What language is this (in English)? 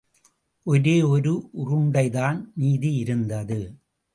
Tamil